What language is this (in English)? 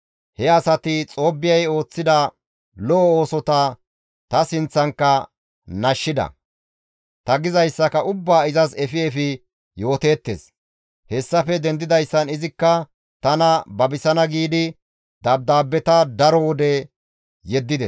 Gamo